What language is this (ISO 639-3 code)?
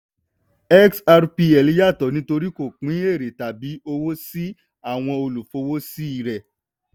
yor